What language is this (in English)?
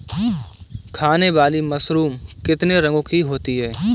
Hindi